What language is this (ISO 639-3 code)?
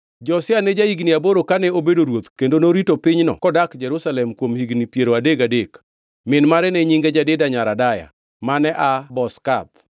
luo